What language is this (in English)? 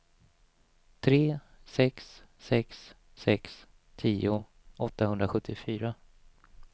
Swedish